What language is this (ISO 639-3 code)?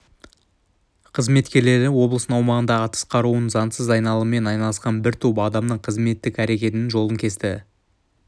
kaz